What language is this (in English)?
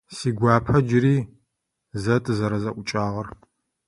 Adyghe